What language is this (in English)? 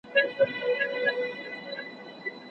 Pashto